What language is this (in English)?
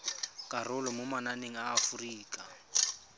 Tswana